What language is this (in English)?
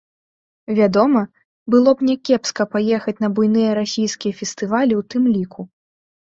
Belarusian